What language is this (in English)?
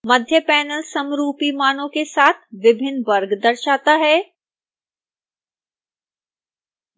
Hindi